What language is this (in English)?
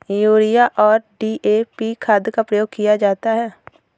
Hindi